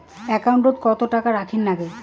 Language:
Bangla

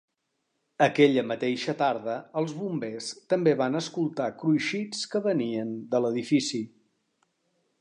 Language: Catalan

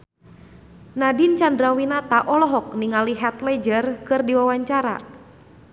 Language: Sundanese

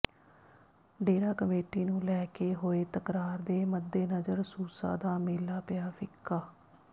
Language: Punjabi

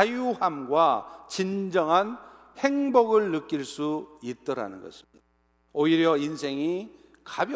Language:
Korean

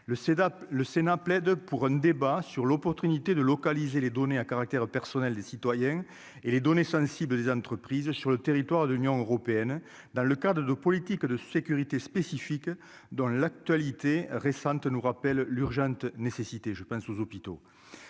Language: French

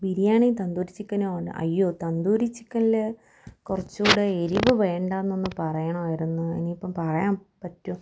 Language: Malayalam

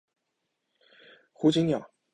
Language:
Chinese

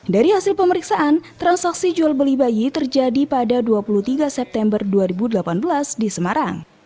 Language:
Indonesian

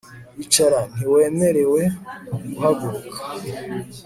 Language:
Kinyarwanda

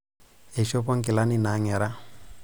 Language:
Masai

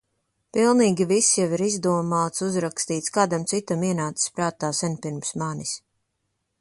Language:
Latvian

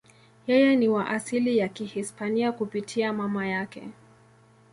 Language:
Swahili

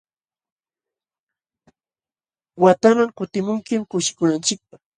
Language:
Jauja Wanca Quechua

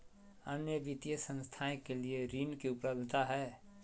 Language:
Magahi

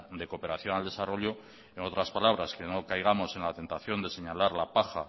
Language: Spanish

